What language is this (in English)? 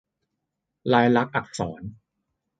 Thai